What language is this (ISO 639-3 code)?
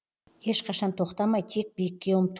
kaz